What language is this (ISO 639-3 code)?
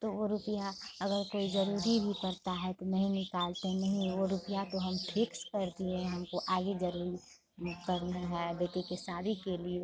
hin